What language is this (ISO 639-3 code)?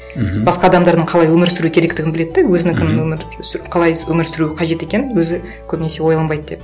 kaz